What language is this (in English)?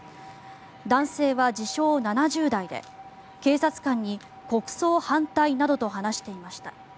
Japanese